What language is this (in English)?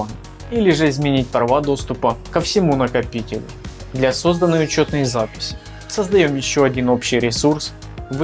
Russian